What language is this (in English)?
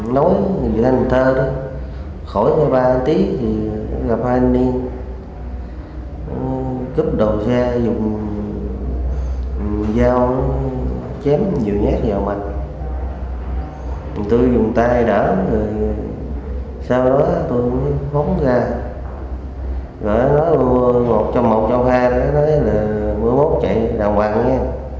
Vietnamese